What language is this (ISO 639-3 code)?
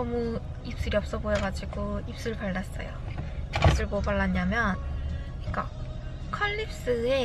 kor